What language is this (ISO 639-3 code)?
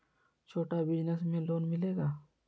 mag